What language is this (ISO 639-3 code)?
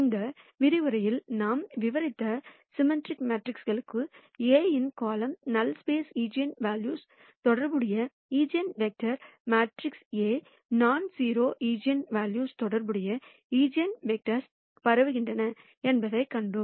tam